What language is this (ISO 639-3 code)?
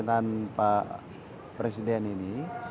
ind